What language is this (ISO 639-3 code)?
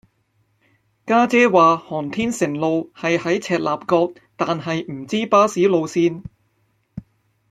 yue